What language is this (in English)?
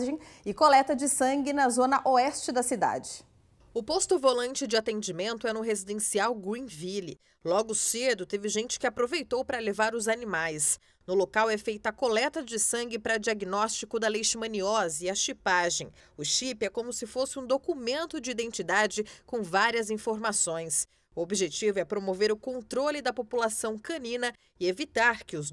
Portuguese